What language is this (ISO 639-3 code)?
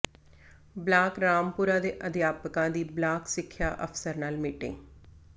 pan